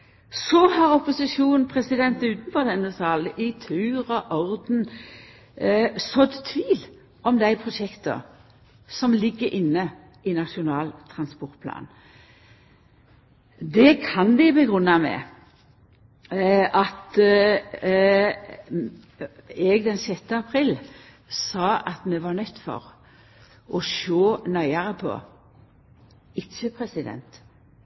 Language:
Norwegian Nynorsk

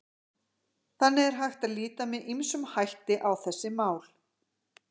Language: Icelandic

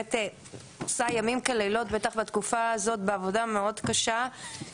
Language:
Hebrew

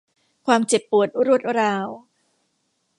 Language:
Thai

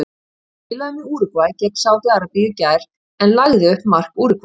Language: Icelandic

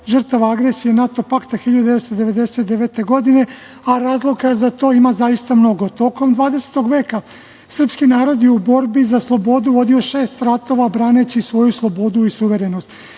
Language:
Serbian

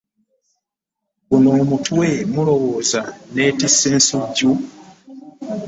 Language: Ganda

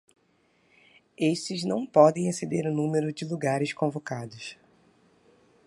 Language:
Portuguese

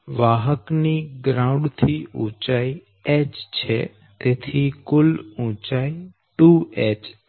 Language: Gujarati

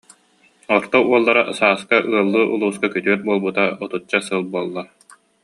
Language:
Yakut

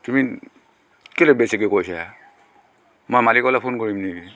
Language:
Assamese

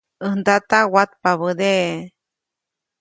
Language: Copainalá Zoque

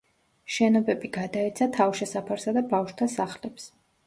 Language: Georgian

